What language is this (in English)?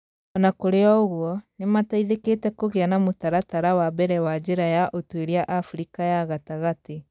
Kikuyu